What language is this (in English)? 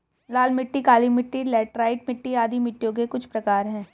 Hindi